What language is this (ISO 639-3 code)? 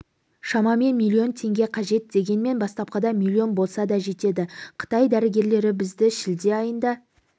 kaz